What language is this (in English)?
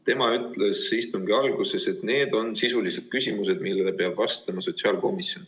Estonian